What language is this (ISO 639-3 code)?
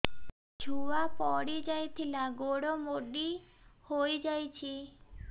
ori